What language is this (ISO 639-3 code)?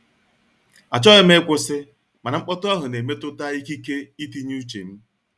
ibo